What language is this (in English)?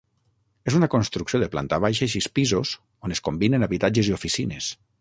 Catalan